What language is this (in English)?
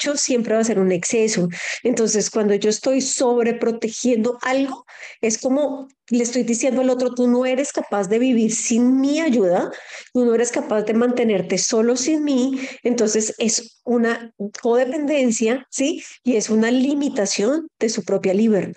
Spanish